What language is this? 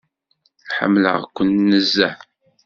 Kabyle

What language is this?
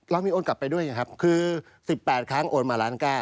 Thai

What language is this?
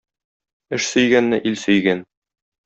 Tatar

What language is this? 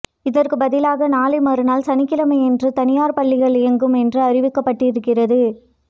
Tamil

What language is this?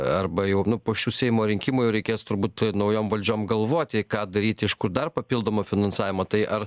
Lithuanian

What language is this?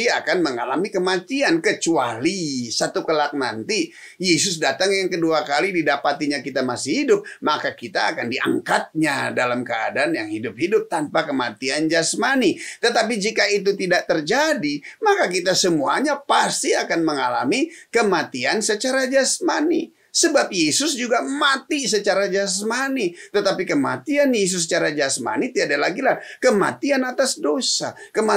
Indonesian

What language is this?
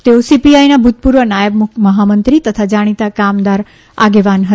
Gujarati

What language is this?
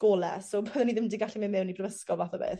Welsh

